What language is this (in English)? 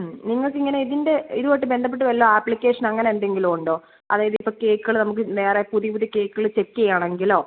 Malayalam